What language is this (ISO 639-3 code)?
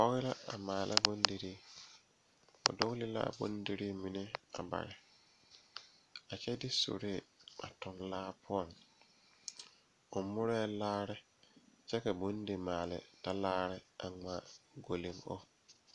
dga